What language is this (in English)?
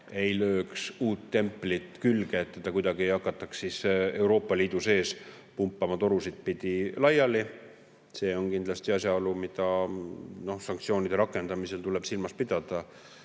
Estonian